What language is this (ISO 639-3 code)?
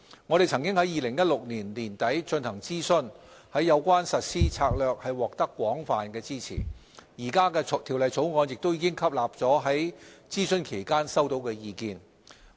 yue